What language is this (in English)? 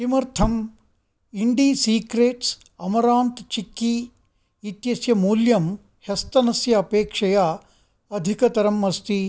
Sanskrit